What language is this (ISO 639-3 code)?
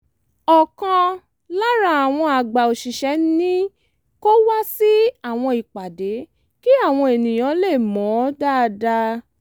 yor